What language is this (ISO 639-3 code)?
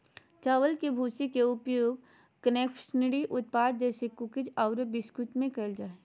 mag